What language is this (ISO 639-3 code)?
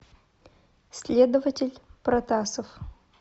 rus